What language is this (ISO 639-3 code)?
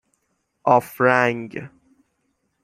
fas